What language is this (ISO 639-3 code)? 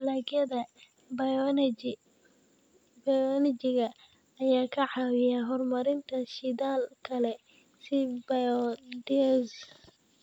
som